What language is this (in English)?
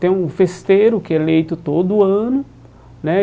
Portuguese